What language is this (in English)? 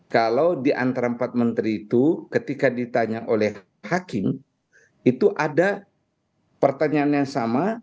Indonesian